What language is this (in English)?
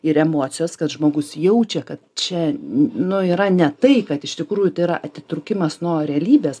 Lithuanian